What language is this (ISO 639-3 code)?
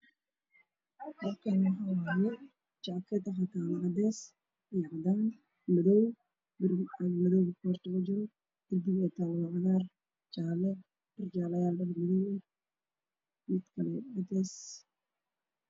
som